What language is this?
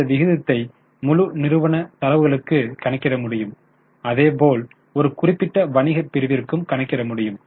Tamil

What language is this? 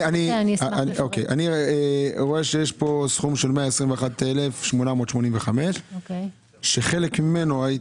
Hebrew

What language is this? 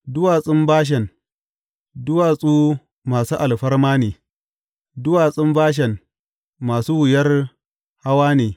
Hausa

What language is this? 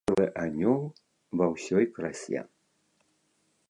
Belarusian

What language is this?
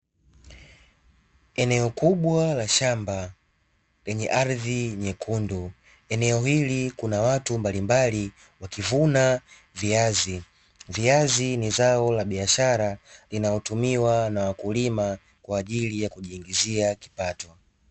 Swahili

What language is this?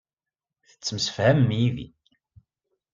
Kabyle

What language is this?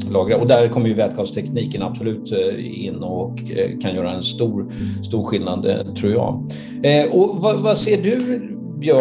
Swedish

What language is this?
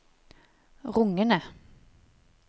Norwegian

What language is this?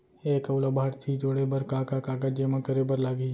Chhattisgarhi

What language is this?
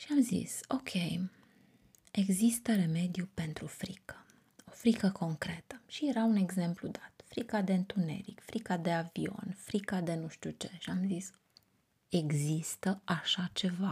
Romanian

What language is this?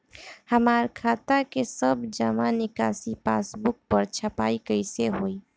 Bhojpuri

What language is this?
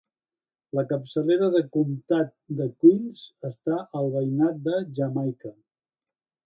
Catalan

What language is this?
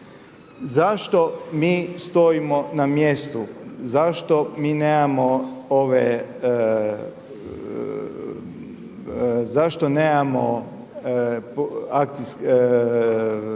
Croatian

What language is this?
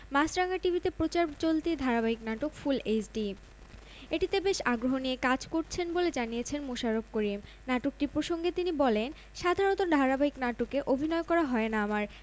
Bangla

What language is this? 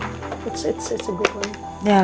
Indonesian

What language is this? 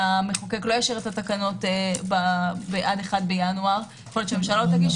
Hebrew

